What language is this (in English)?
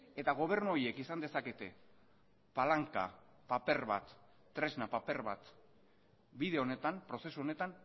Basque